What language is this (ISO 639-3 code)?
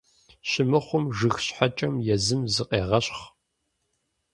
kbd